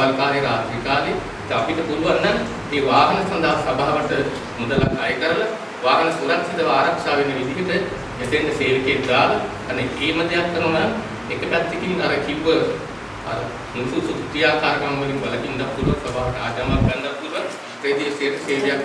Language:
Indonesian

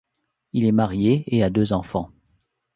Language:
French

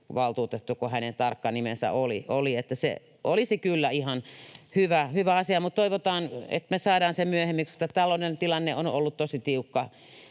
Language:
Finnish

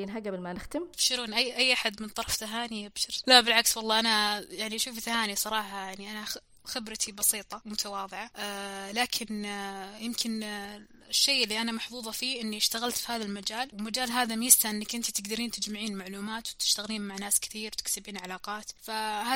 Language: Arabic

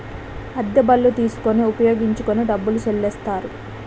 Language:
Telugu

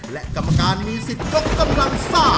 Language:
Thai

